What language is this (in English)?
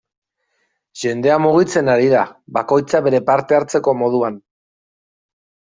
Basque